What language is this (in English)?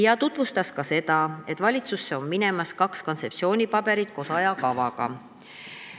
Estonian